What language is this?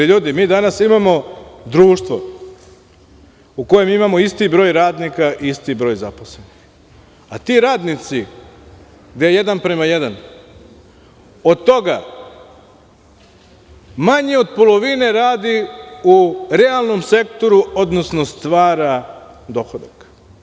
Serbian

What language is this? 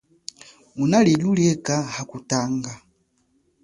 Chokwe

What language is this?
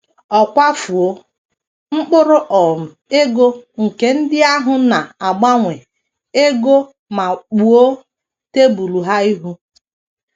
Igbo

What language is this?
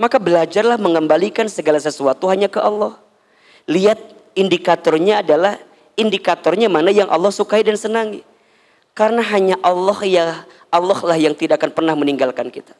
Indonesian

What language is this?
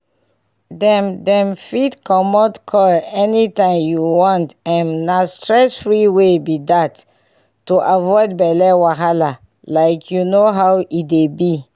Nigerian Pidgin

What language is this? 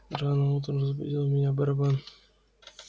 Russian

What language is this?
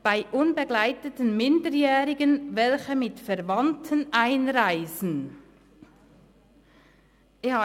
Swiss German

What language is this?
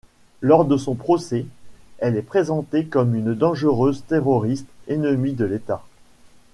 French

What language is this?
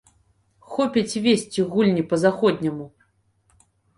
Belarusian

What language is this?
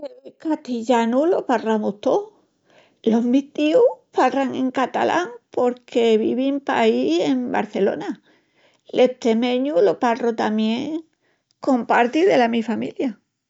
Extremaduran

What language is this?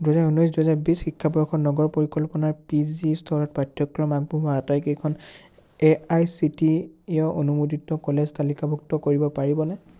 Assamese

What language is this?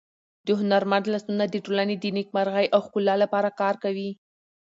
Pashto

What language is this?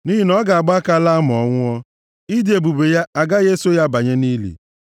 Igbo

